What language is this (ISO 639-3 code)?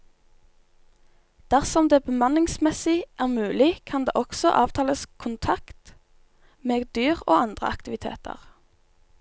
nor